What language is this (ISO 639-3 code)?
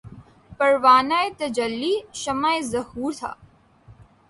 urd